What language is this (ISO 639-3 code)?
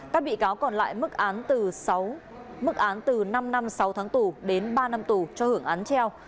vie